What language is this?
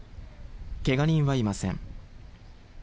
Japanese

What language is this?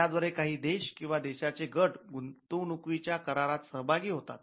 Marathi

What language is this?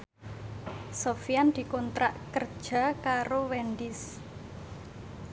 Javanese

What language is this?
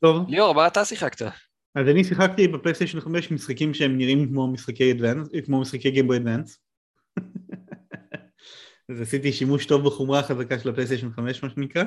Hebrew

